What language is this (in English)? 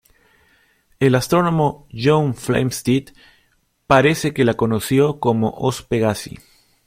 Spanish